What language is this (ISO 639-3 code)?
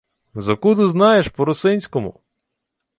ukr